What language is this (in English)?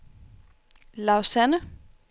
Danish